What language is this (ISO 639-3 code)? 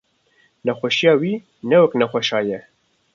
kur